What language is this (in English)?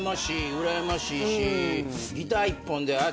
Japanese